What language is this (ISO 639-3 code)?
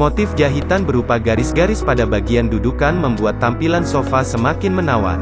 ind